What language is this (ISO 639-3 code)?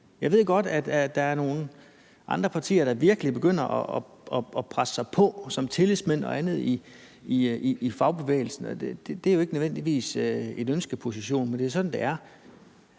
dan